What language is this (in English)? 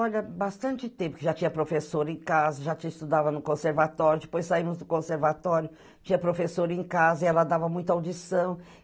Portuguese